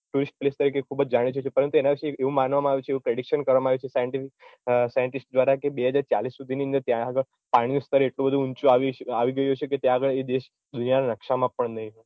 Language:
Gujarati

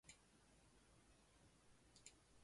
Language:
Chinese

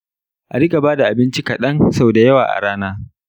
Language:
Hausa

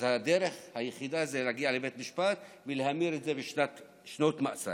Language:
Hebrew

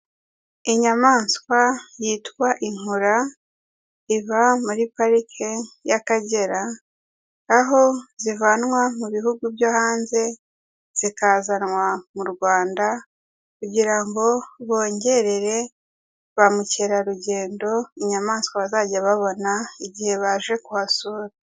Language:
Kinyarwanda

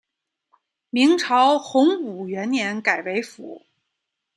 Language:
Chinese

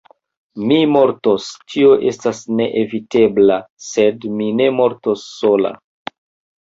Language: Esperanto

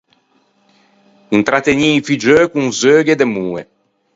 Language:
Ligurian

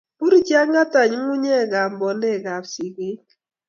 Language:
Kalenjin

